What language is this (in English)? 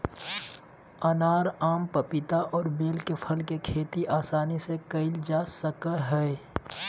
Magahi